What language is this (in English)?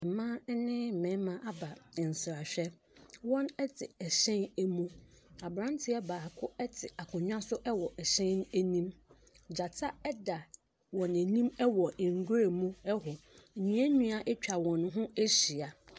Akan